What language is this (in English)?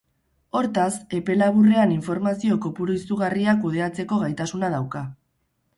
Basque